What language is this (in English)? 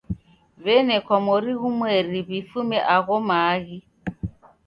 Taita